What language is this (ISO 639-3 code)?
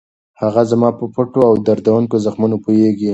pus